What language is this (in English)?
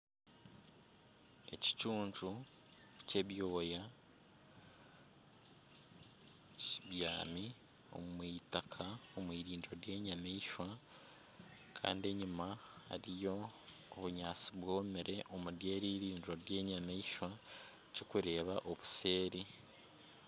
Nyankole